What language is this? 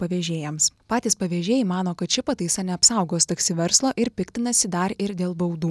Lithuanian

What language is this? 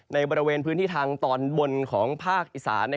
Thai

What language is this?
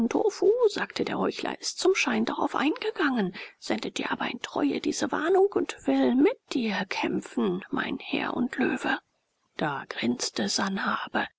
German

